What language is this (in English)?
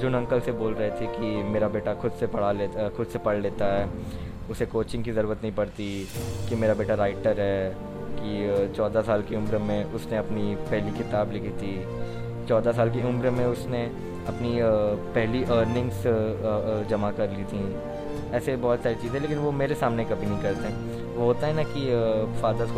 Hindi